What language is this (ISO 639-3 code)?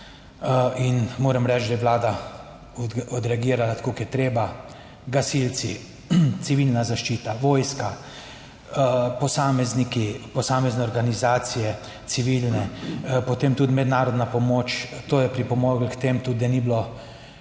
slv